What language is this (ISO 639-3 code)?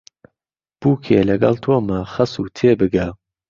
ckb